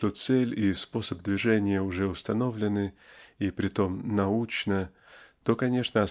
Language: Russian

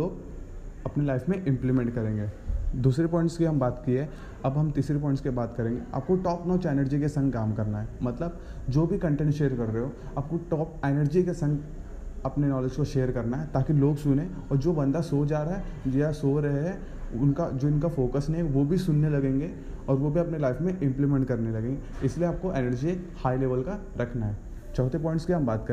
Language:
Hindi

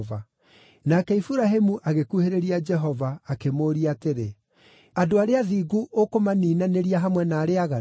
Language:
Kikuyu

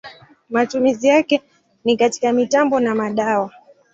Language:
Swahili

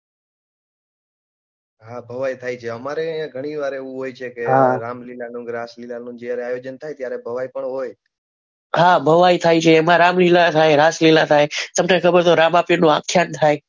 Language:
Gujarati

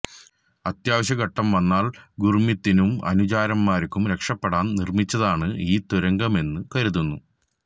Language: Malayalam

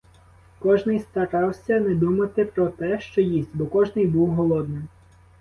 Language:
Ukrainian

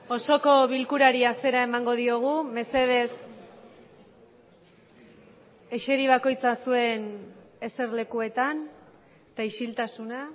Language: Basque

